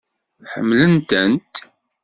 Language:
Kabyle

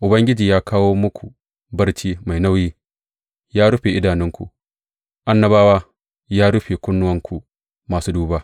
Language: Hausa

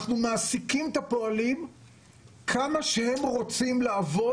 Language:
Hebrew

